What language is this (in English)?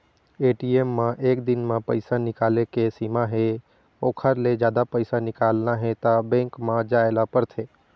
Chhattisgarhi